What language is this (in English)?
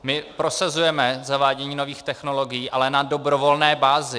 Czech